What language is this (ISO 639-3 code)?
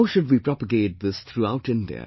eng